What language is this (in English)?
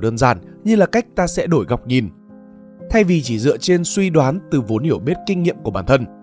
Vietnamese